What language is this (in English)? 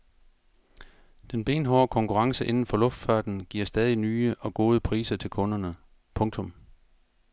Danish